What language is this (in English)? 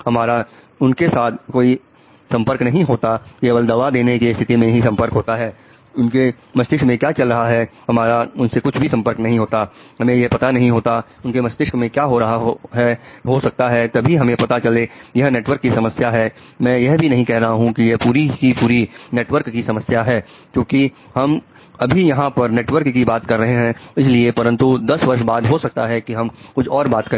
Hindi